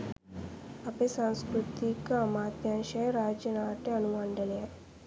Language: Sinhala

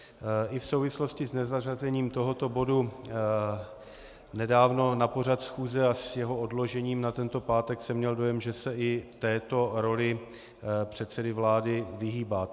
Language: Czech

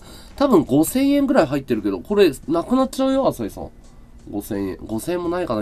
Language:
Japanese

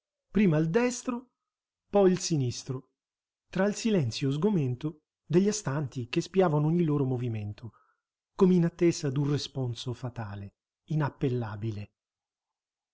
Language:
Italian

